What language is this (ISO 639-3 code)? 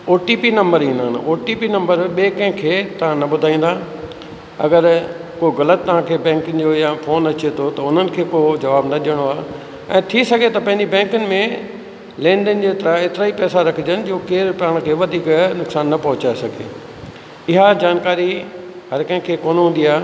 snd